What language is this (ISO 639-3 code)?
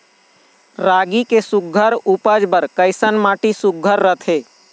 hne